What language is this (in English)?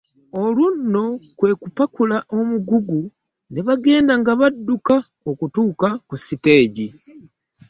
Ganda